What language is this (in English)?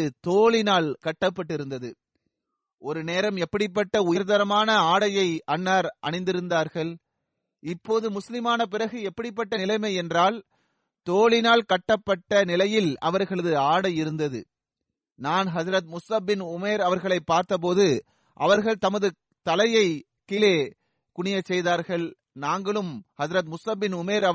Tamil